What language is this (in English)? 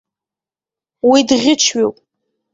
Abkhazian